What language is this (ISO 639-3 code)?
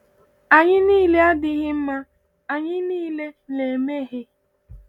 ibo